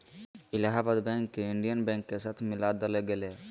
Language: Magahi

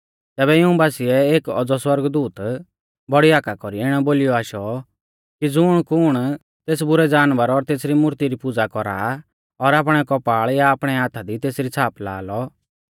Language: Mahasu Pahari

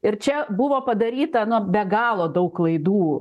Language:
Lithuanian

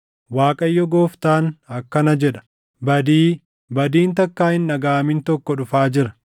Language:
Oromo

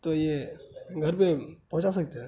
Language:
Urdu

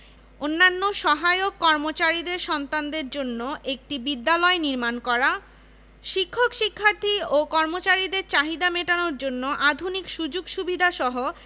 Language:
Bangla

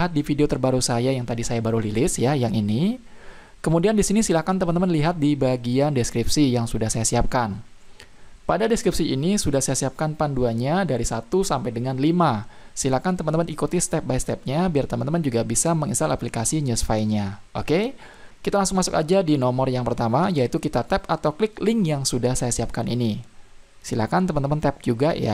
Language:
Indonesian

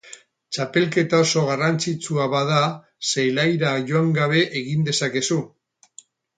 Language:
Basque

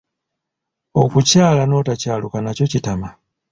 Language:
Ganda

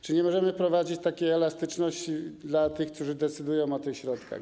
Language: Polish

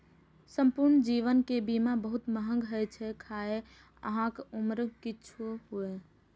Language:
Maithili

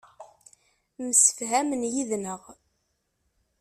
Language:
Kabyle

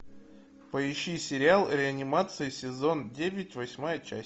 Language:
Russian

